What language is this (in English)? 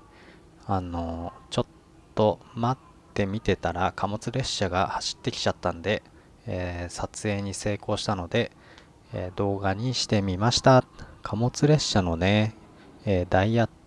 Japanese